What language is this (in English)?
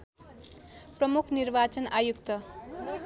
Nepali